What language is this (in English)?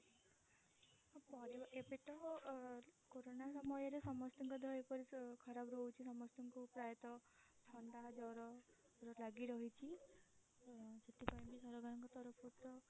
Odia